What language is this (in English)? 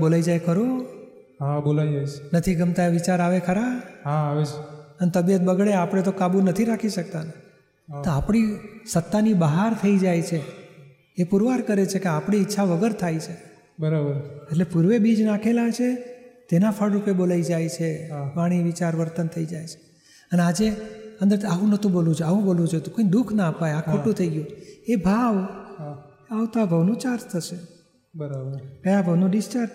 Gujarati